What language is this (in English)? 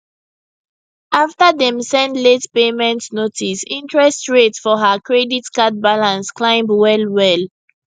Nigerian Pidgin